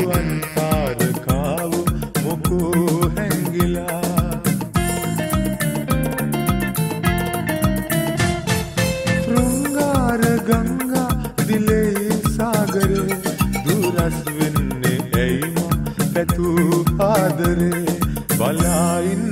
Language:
Ukrainian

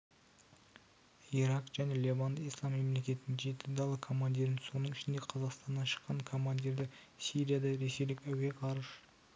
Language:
Kazakh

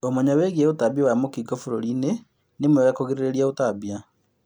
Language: Kikuyu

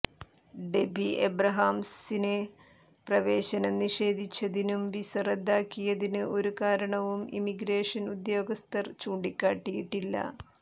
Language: Malayalam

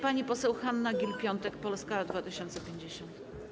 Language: Polish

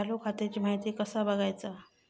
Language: Marathi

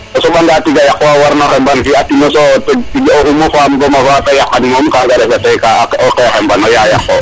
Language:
Serer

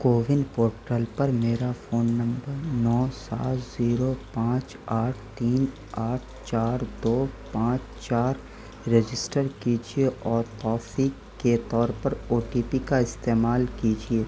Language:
Urdu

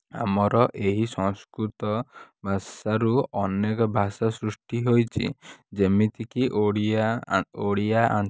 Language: Odia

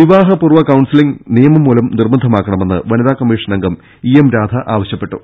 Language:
Malayalam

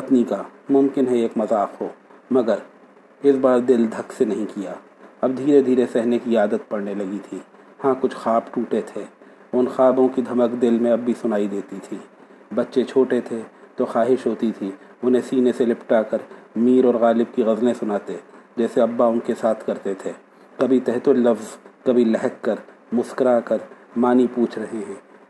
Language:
Urdu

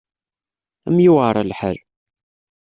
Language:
Kabyle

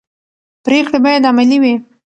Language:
Pashto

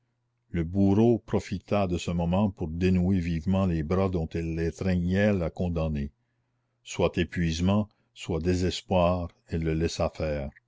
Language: French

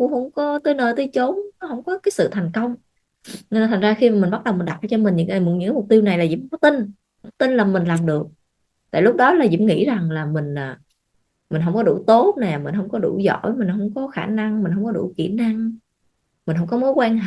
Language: Vietnamese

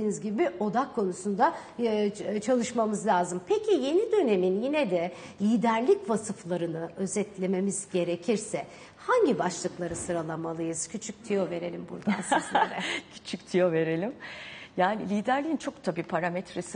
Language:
Turkish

